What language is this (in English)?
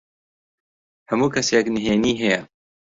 Central Kurdish